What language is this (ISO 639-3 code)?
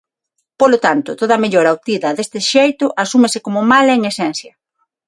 glg